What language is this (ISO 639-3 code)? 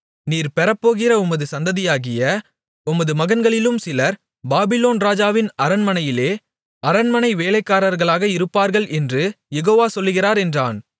tam